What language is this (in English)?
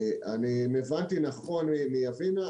Hebrew